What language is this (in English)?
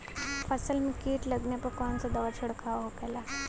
Bhojpuri